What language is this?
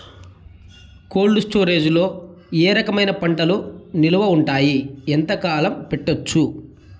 Telugu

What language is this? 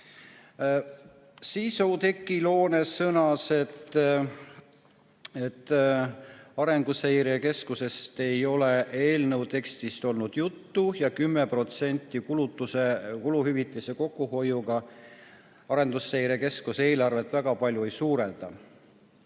Estonian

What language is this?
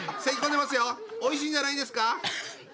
Japanese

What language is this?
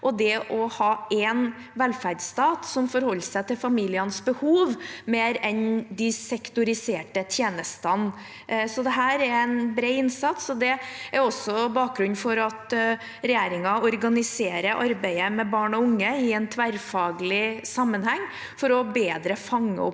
Norwegian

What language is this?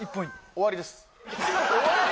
Japanese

